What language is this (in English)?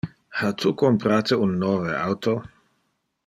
Interlingua